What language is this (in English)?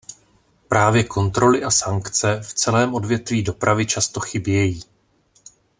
Czech